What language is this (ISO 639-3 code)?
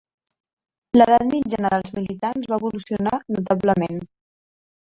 cat